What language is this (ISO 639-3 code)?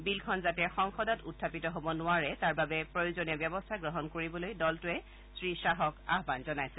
asm